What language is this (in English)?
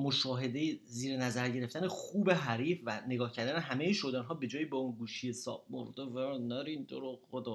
Persian